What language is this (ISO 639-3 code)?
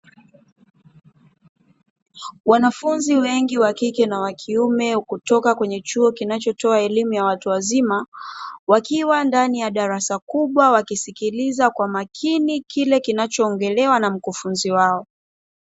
swa